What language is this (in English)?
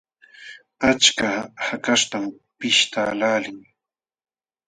Jauja Wanca Quechua